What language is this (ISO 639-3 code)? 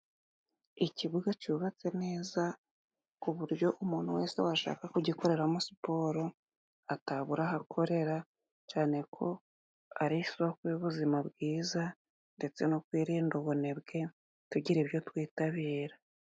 kin